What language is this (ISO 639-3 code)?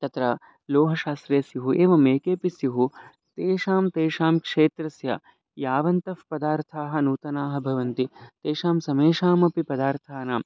san